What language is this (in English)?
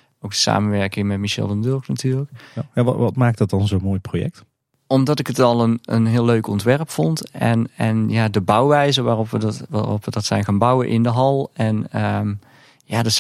Dutch